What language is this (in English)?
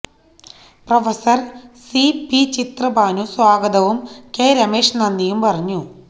Malayalam